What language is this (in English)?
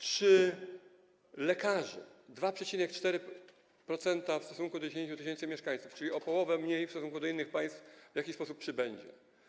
Polish